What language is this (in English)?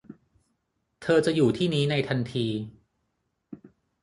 Thai